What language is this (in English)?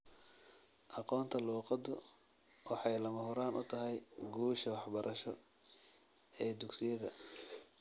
Somali